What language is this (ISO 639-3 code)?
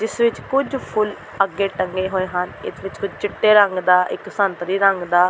pan